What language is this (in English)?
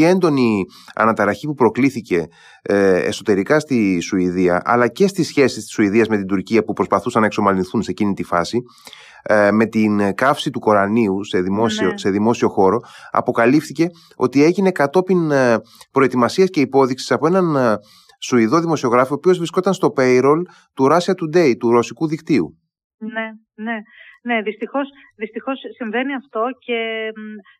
Greek